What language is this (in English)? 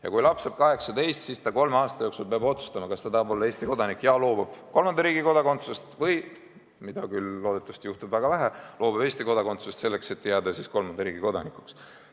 Estonian